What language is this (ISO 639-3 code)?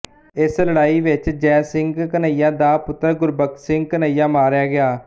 pan